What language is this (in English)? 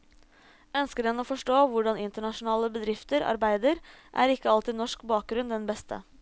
Norwegian